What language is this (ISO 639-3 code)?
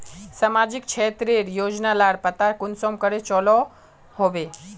mag